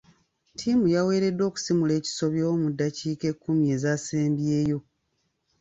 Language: Ganda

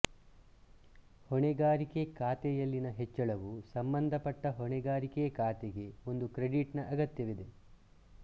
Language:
Kannada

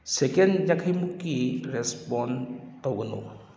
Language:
Manipuri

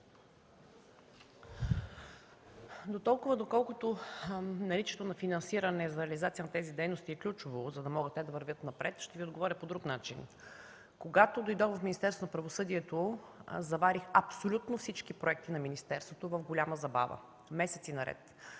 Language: Bulgarian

